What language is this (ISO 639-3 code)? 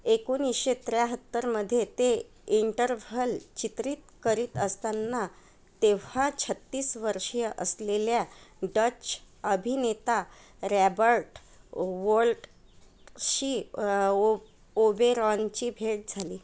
mar